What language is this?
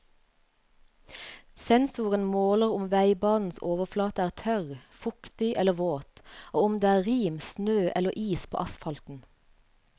Norwegian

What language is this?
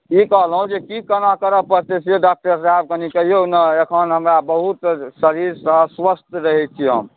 Maithili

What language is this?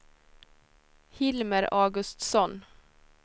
Swedish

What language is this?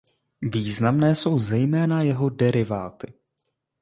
Czech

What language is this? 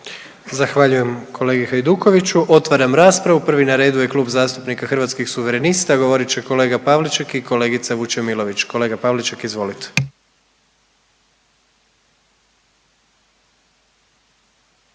Croatian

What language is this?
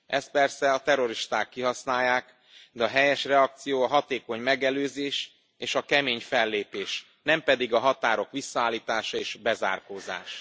Hungarian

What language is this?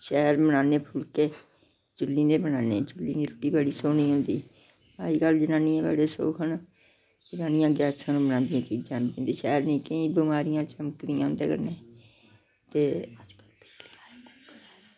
Dogri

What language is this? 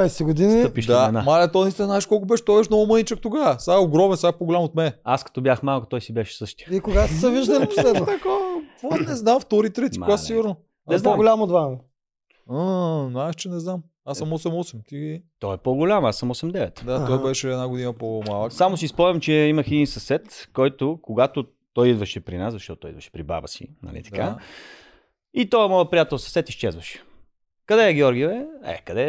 Bulgarian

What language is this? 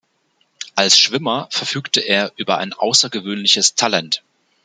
German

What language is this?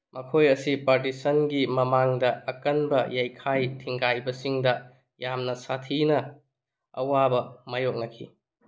Manipuri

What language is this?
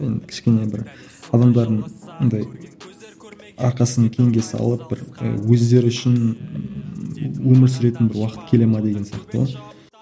Kazakh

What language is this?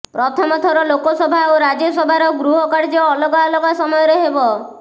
Odia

